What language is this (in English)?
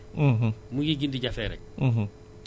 Wolof